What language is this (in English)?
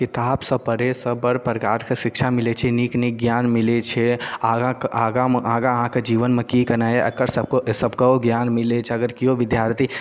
Maithili